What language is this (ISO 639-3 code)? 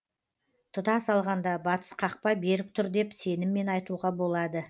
kaz